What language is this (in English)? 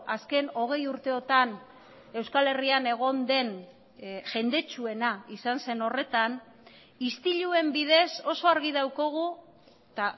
Basque